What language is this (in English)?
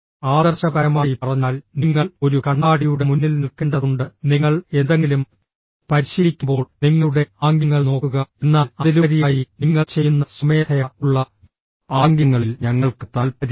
Malayalam